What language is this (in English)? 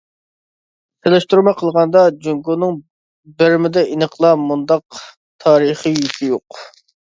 Uyghur